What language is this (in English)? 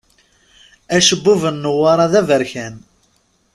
Kabyle